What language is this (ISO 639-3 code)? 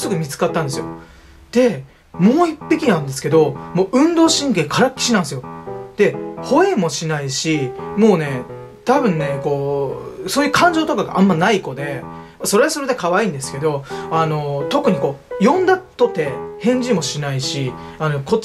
jpn